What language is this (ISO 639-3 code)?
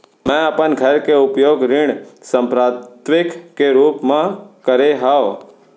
hne